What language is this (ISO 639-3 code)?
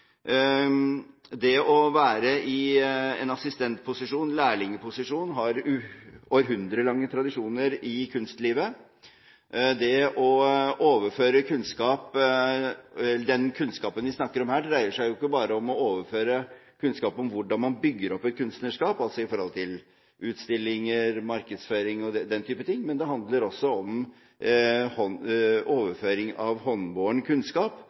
nob